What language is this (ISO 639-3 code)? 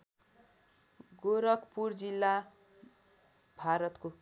nep